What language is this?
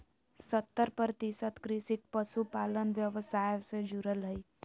Magahi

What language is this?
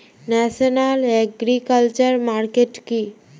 Bangla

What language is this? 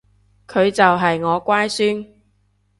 Cantonese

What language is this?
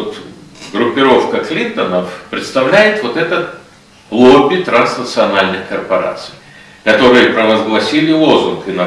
Russian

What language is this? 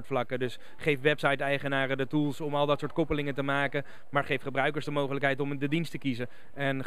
Dutch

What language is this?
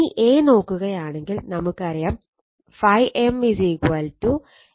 Malayalam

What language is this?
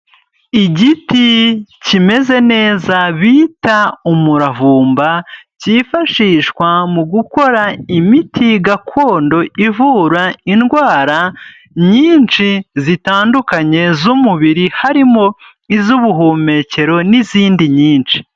Kinyarwanda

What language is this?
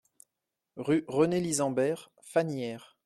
French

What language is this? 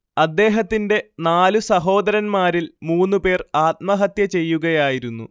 Malayalam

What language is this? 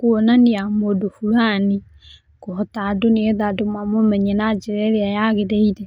Kikuyu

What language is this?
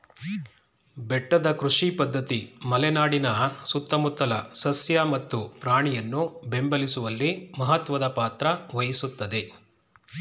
Kannada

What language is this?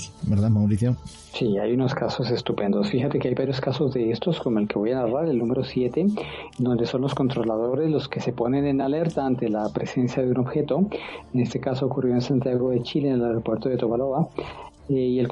Spanish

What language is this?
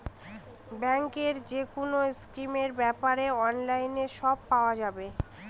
Bangla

